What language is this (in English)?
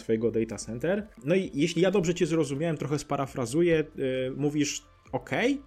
Polish